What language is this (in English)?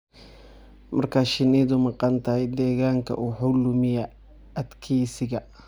Somali